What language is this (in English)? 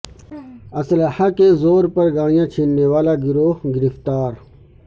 Urdu